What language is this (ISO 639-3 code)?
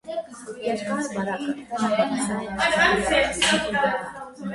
hye